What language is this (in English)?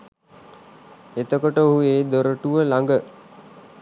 Sinhala